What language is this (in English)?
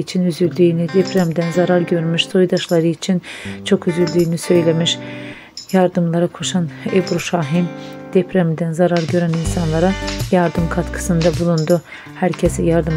Turkish